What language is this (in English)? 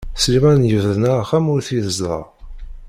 Kabyle